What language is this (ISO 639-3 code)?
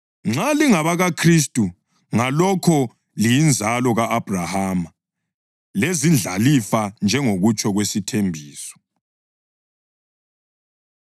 nde